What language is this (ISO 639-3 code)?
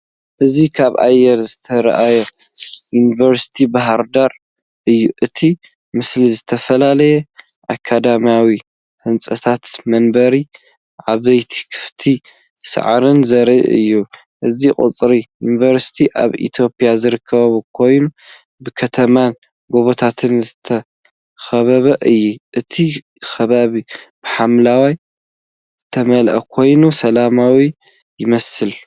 tir